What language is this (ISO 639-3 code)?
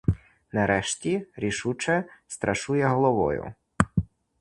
ukr